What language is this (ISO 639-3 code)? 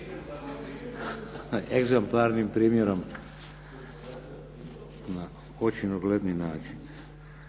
hrv